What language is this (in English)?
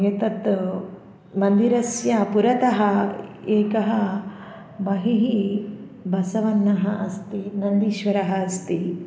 Sanskrit